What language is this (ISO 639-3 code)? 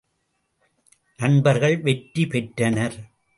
tam